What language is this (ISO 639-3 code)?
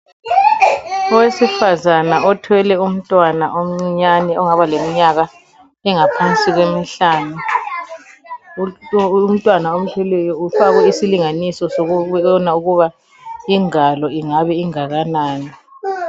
nde